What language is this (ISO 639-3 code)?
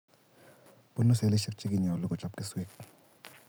kln